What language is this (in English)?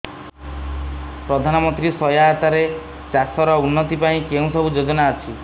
Odia